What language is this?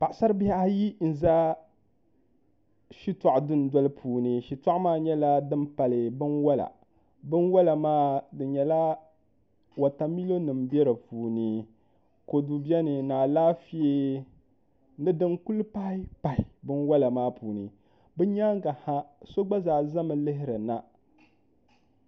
Dagbani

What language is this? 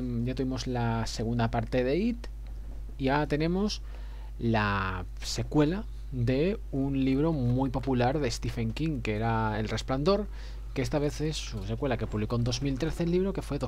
Spanish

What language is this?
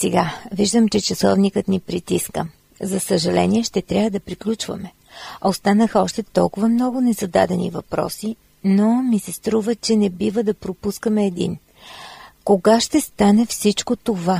Bulgarian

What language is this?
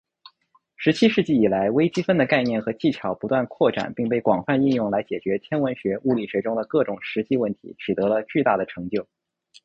Chinese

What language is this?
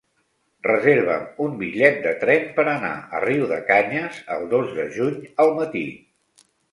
Catalan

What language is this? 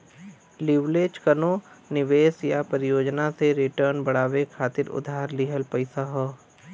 Bhojpuri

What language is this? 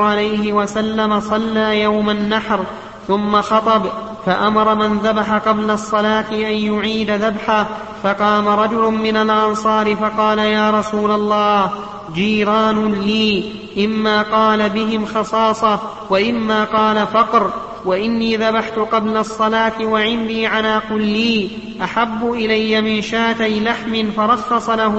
Arabic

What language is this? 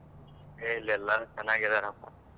Kannada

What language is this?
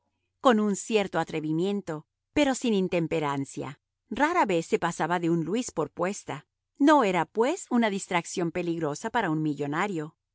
Spanish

